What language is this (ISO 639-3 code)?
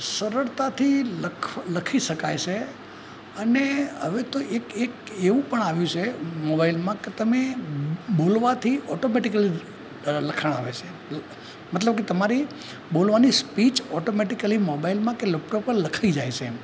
guj